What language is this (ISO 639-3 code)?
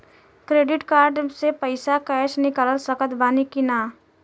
bho